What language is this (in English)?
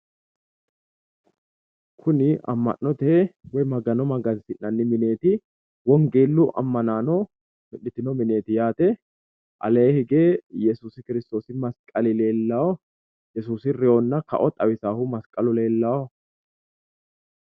Sidamo